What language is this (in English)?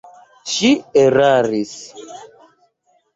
Esperanto